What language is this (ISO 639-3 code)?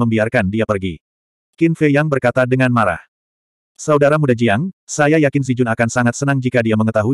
ind